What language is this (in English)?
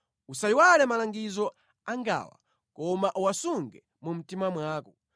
Nyanja